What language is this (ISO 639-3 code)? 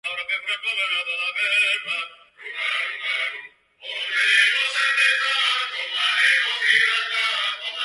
eus